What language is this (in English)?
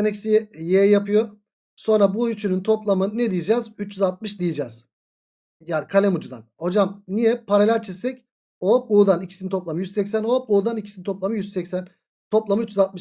Turkish